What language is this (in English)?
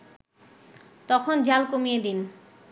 Bangla